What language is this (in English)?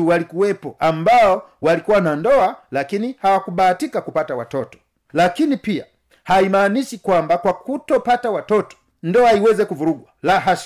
Swahili